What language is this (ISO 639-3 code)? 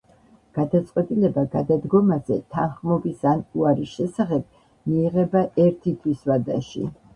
kat